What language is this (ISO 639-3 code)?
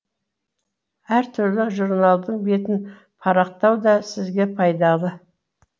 kaz